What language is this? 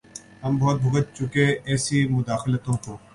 Urdu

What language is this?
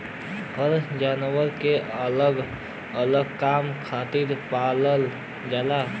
Bhojpuri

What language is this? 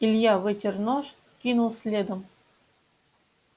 Russian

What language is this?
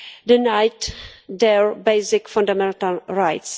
English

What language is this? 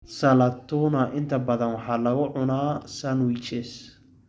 Somali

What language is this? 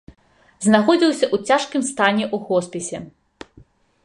Belarusian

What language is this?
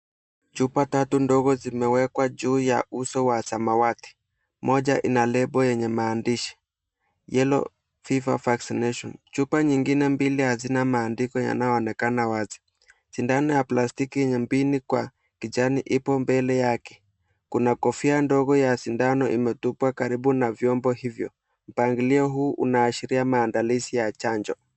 Swahili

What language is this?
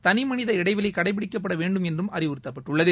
Tamil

